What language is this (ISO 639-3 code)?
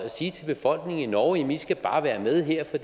dan